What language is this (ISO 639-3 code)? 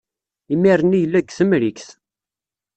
kab